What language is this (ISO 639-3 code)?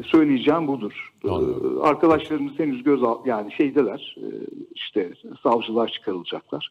tur